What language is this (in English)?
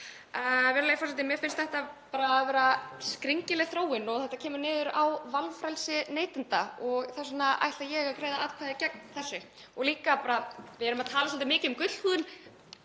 Icelandic